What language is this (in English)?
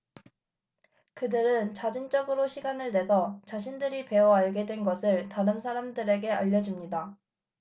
Korean